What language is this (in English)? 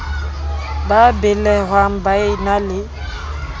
Southern Sotho